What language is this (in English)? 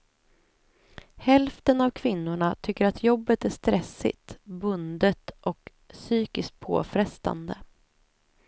Swedish